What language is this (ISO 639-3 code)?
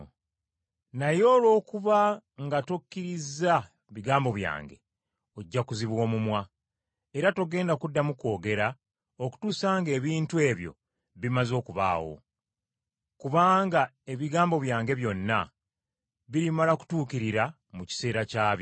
lug